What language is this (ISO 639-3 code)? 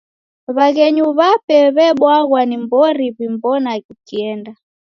dav